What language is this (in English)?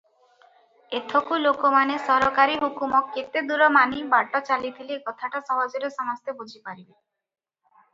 Odia